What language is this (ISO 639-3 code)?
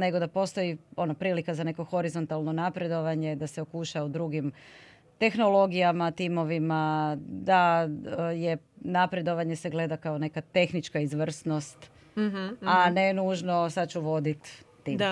hrv